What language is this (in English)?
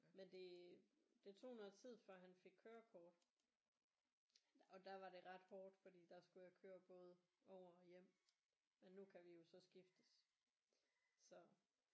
Danish